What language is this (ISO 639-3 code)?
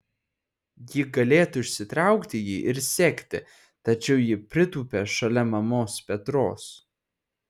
lit